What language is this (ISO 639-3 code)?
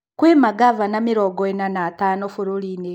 kik